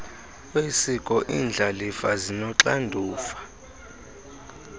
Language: Xhosa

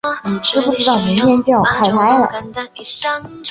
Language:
Chinese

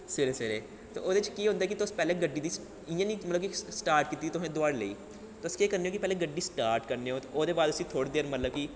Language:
Dogri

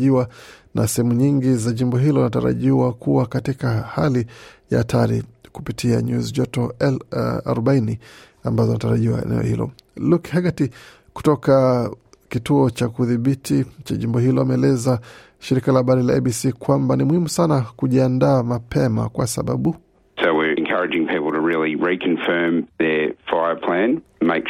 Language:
Swahili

